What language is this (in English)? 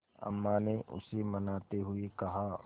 Hindi